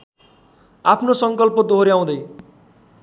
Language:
Nepali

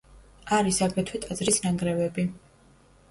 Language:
Georgian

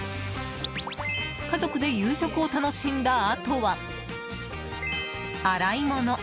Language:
Japanese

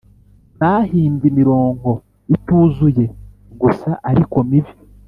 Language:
Kinyarwanda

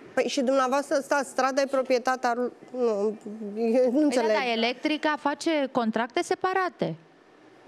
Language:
Romanian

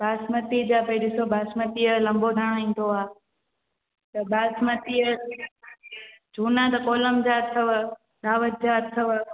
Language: Sindhi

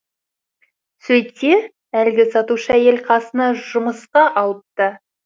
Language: Kazakh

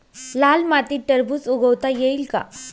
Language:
Marathi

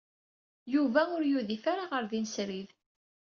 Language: Kabyle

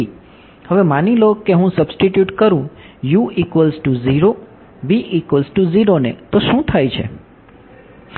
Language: Gujarati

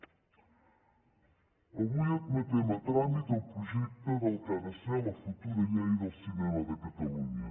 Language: Catalan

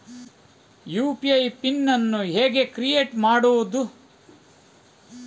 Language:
Kannada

